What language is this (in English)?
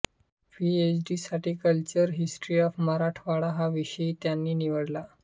Marathi